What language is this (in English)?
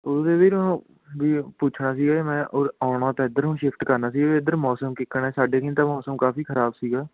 Punjabi